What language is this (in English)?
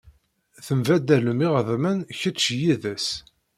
Kabyle